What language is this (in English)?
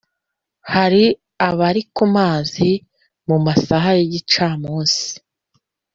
Kinyarwanda